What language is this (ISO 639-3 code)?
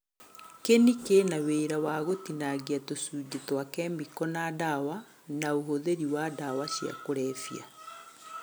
kik